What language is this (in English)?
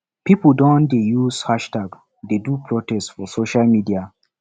Nigerian Pidgin